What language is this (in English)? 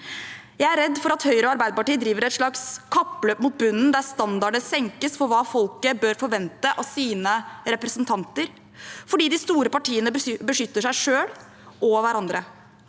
Norwegian